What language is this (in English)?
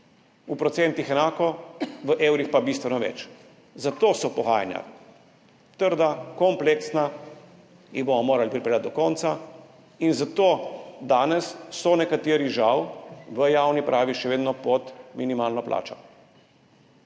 Slovenian